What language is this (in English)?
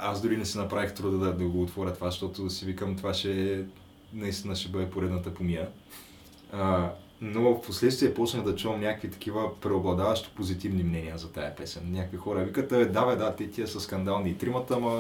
Bulgarian